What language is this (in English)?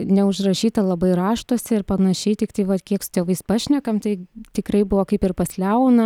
Lithuanian